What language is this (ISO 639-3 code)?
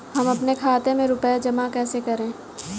hin